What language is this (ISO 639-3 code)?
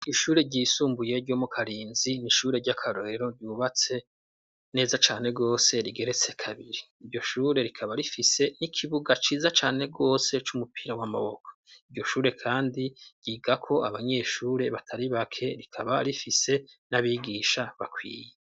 run